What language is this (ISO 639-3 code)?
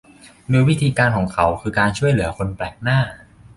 tha